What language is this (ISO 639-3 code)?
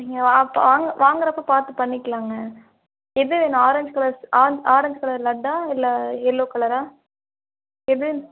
tam